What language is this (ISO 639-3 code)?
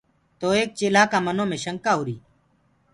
ggg